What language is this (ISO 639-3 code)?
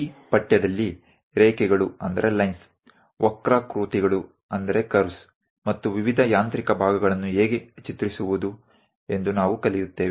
kan